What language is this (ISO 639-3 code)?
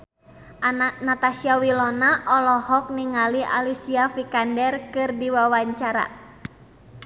sun